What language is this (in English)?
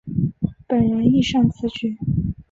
Chinese